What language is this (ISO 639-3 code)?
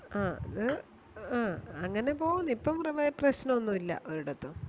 mal